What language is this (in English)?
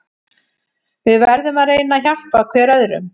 Icelandic